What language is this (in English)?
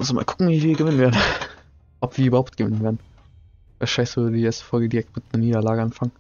German